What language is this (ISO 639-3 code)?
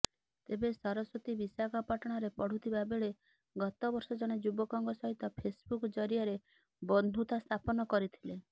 ori